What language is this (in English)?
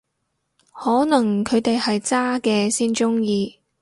Cantonese